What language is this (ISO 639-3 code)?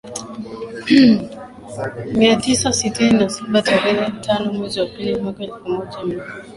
swa